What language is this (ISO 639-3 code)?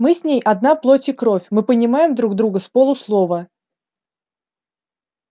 rus